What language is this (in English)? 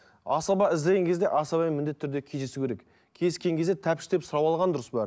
Kazakh